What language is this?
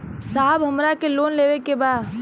Bhojpuri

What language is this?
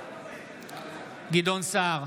Hebrew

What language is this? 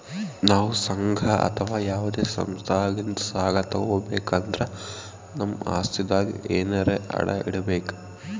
Kannada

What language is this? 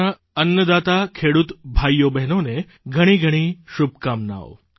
Gujarati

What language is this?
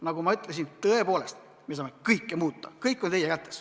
Estonian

